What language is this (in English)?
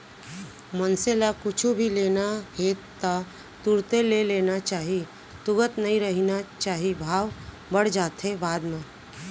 Chhattisgarhi